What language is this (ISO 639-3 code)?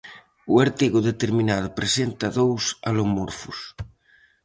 glg